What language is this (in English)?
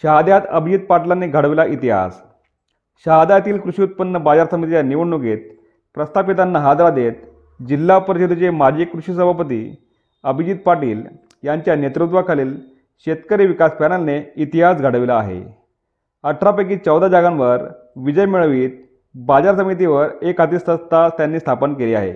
Marathi